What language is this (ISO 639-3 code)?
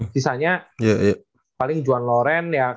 ind